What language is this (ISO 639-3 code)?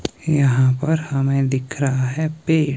hin